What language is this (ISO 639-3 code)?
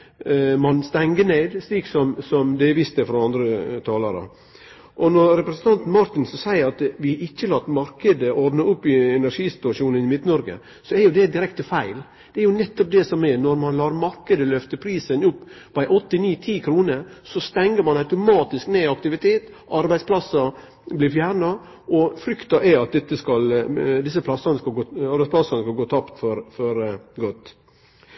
nno